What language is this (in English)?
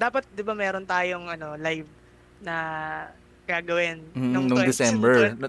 Filipino